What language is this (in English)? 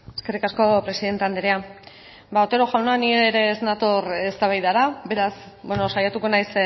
Basque